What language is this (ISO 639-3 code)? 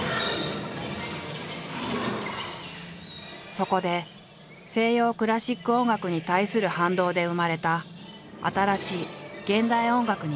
jpn